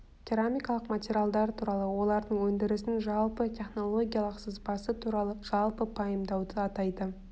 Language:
Kazakh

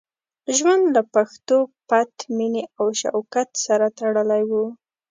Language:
Pashto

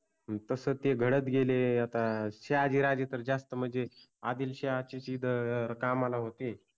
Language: Marathi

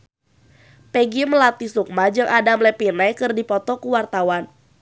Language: Sundanese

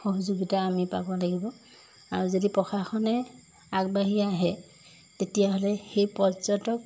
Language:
Assamese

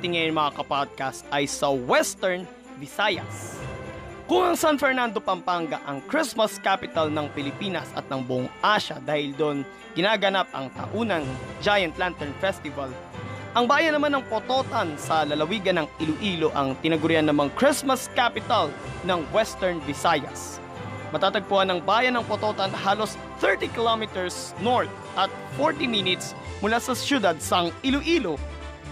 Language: Filipino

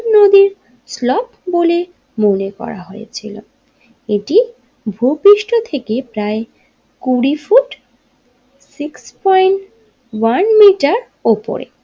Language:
Bangla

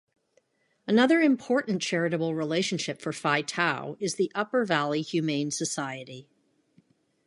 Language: English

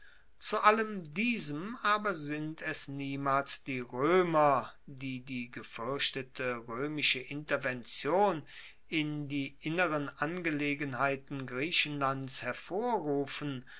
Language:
German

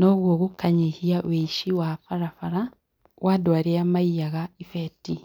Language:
Kikuyu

